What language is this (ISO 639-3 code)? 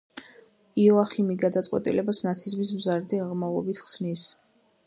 kat